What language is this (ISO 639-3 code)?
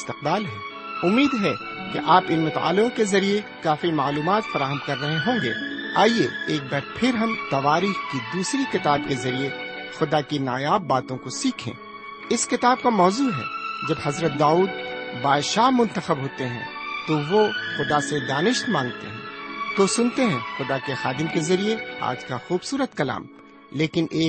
urd